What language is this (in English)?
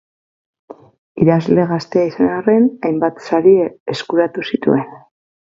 Basque